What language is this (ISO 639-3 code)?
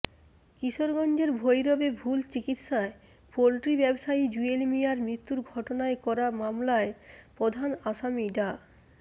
ben